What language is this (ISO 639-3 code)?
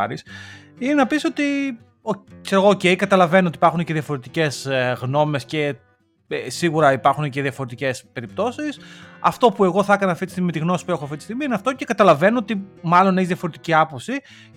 ell